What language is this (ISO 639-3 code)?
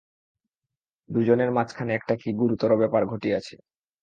ben